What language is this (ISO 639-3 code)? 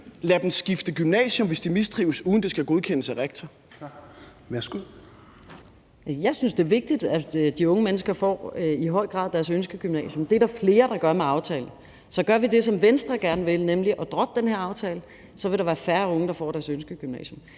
dan